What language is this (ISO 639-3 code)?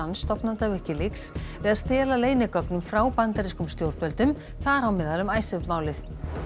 isl